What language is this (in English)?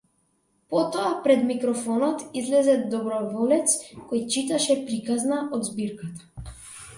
Macedonian